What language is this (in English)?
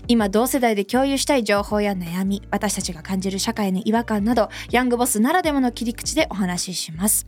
Japanese